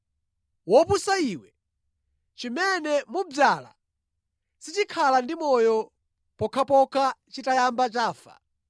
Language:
Nyanja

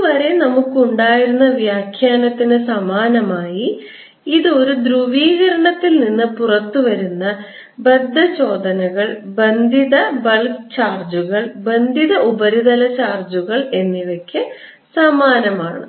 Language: Malayalam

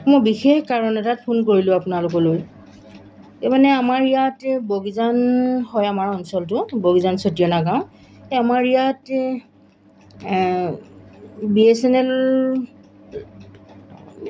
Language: Assamese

